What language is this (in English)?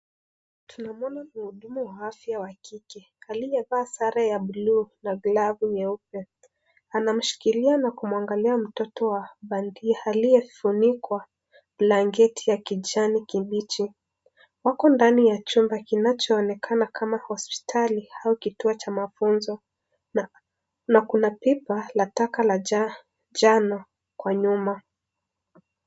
Swahili